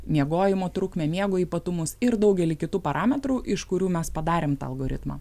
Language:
Lithuanian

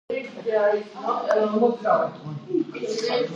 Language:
Georgian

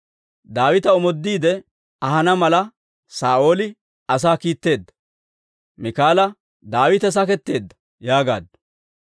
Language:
Dawro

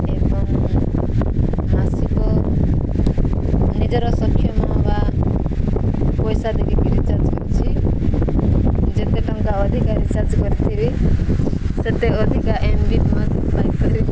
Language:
Odia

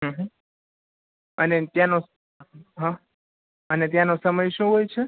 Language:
Gujarati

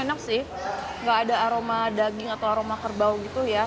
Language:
Indonesian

